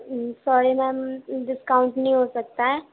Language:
Urdu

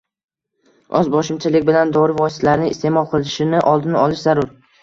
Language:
Uzbek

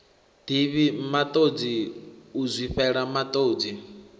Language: Venda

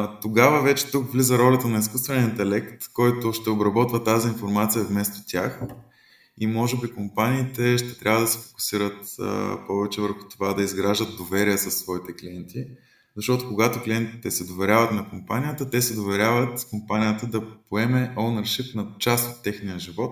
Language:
Bulgarian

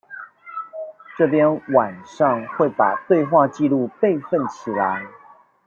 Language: Chinese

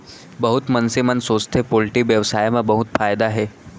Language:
Chhattisgarhi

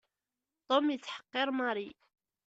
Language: Kabyle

